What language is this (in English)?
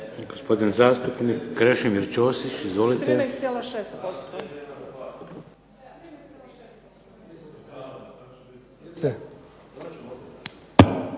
Croatian